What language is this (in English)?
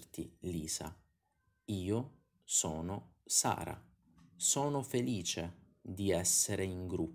Italian